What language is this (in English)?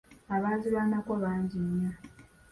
Ganda